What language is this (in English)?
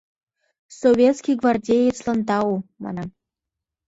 Mari